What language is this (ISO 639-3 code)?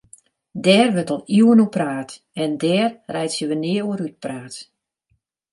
fry